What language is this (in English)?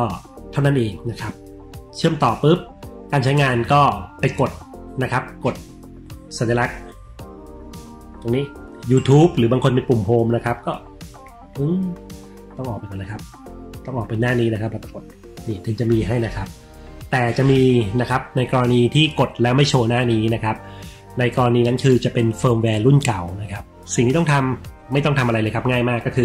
Thai